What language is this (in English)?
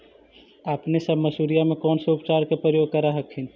Magahi